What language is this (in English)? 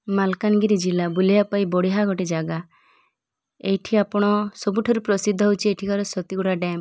Odia